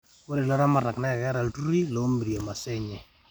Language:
Masai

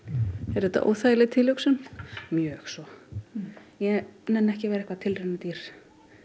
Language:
Icelandic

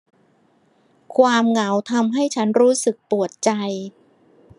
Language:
Thai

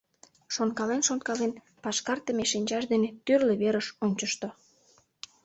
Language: Mari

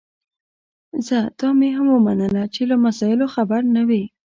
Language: Pashto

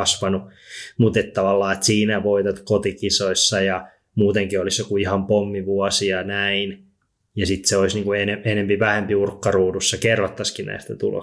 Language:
Finnish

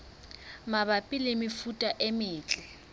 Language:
Southern Sotho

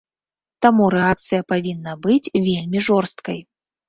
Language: Belarusian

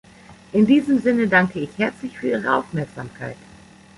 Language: German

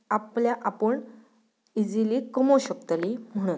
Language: Konkani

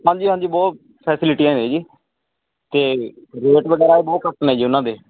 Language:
Punjabi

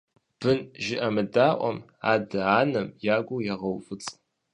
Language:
Kabardian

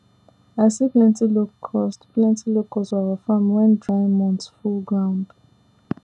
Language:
Nigerian Pidgin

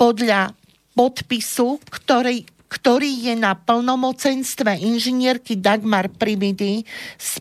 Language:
Slovak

